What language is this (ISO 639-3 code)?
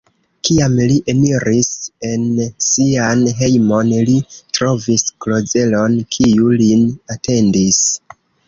epo